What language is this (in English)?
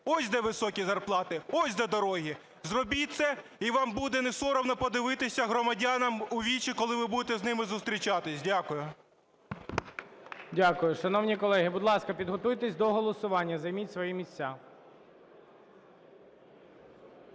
Ukrainian